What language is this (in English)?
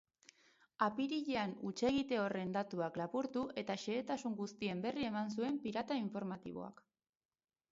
Basque